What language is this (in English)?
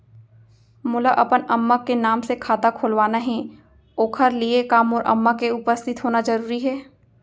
Chhattisgarhi